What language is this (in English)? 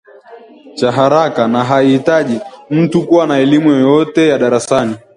Swahili